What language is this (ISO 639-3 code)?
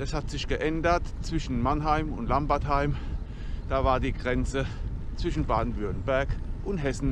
deu